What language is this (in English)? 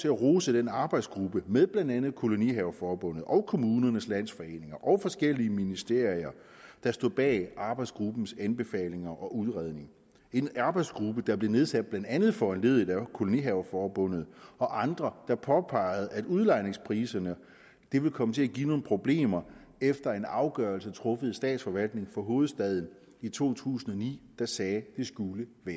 Danish